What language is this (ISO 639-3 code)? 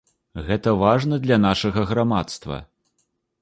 bel